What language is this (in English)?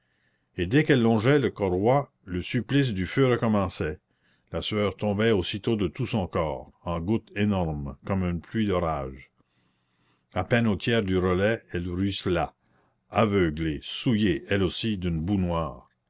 French